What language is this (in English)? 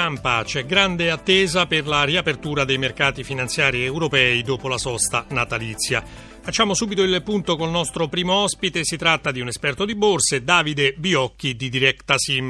Italian